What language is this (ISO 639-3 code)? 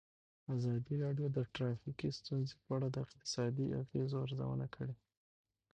pus